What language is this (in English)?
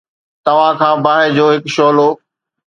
Sindhi